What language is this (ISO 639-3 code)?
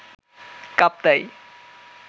ben